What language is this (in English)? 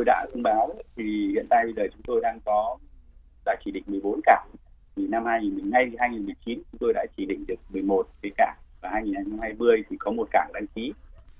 Vietnamese